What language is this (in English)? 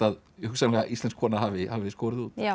Icelandic